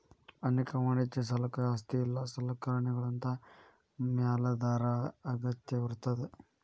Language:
Kannada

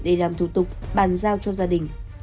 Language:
Vietnamese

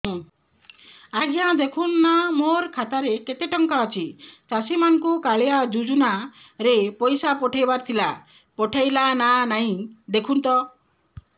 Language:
Odia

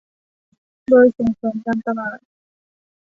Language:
Thai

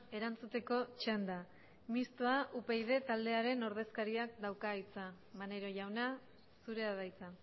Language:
Basque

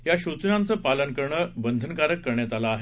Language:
Marathi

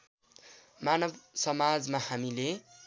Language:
Nepali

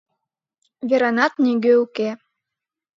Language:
Mari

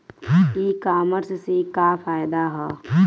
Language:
Bhojpuri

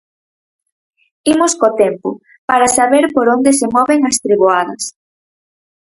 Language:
Galician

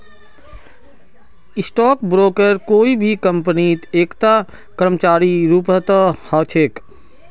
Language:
Magahi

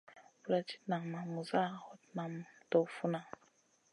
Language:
Masana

